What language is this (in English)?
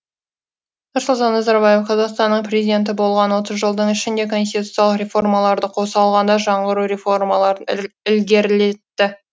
Kazakh